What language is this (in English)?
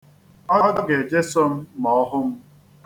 Igbo